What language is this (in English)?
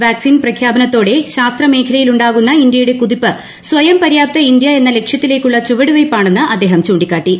Malayalam